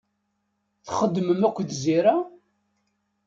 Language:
Kabyle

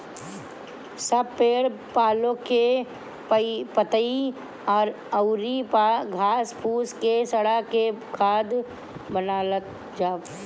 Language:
Bhojpuri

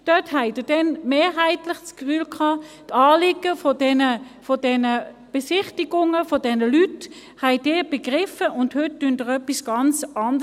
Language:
Swiss German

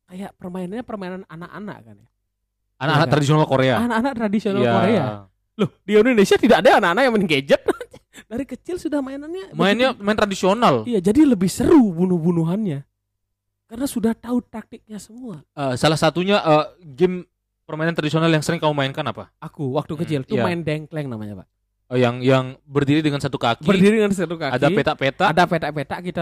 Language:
Indonesian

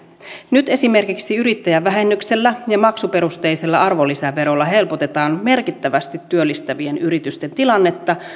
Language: Finnish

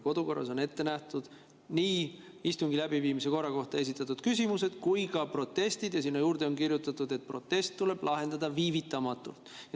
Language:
Estonian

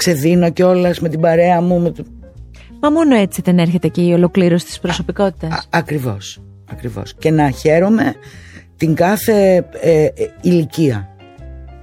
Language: Greek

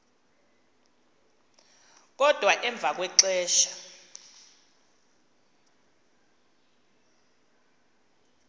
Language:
Xhosa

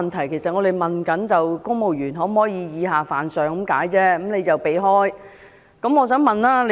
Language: Cantonese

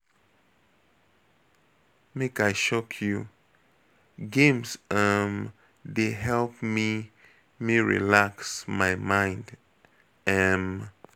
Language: Nigerian Pidgin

